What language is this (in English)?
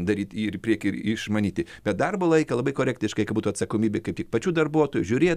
Lithuanian